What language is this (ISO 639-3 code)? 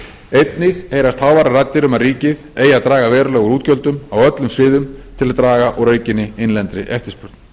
isl